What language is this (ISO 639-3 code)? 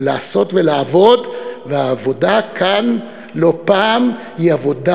heb